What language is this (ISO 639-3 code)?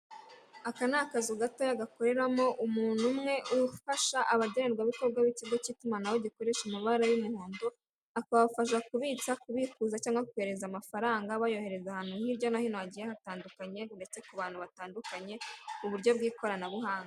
kin